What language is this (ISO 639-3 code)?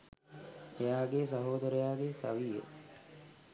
sin